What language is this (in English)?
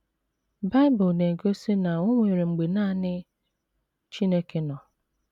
Igbo